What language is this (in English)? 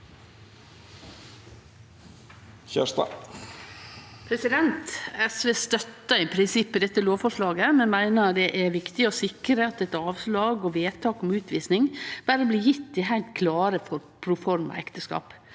Norwegian